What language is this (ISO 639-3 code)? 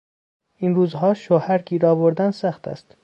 fas